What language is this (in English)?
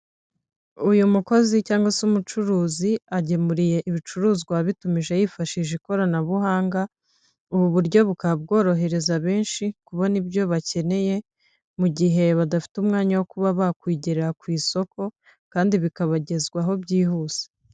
Kinyarwanda